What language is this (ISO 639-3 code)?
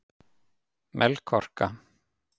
isl